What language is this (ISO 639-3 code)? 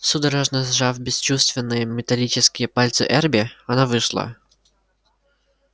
rus